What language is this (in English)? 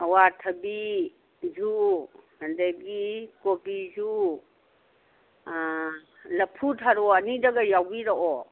Manipuri